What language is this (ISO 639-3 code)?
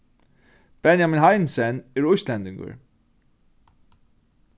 fao